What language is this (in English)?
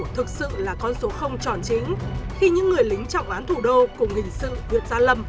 Vietnamese